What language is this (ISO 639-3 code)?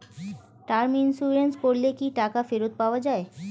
ben